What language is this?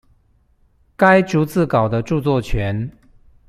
Chinese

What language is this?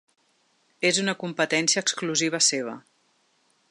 Catalan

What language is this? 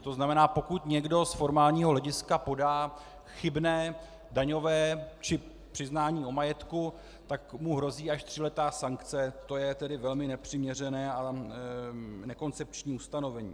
Czech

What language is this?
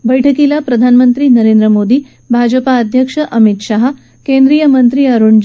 Marathi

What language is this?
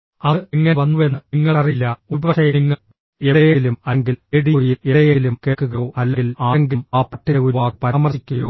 Malayalam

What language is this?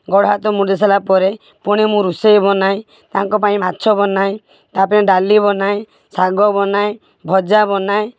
Odia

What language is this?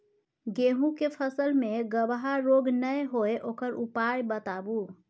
Maithili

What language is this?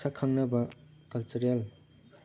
Manipuri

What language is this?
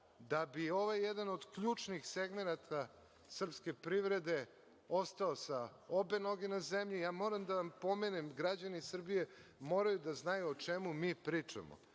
Serbian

